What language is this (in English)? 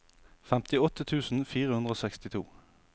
Norwegian